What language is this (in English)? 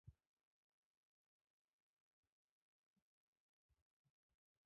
Chinese